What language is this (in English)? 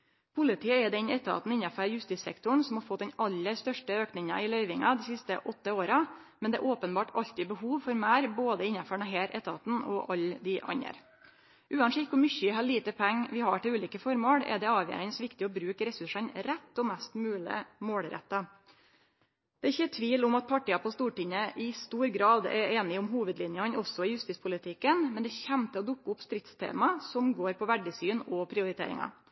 Norwegian Nynorsk